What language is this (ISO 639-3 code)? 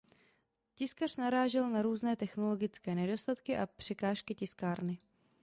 ces